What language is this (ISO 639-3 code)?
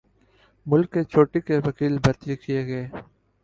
urd